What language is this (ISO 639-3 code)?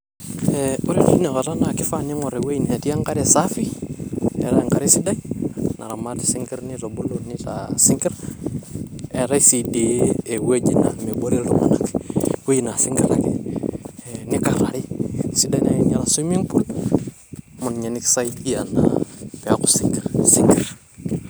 mas